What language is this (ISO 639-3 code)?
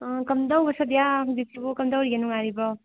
mni